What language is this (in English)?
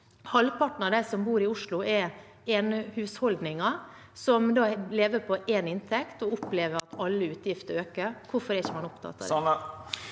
Norwegian